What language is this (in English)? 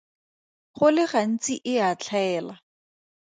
Tswana